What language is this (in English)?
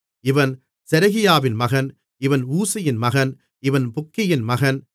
Tamil